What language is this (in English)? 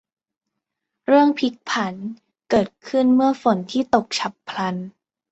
Thai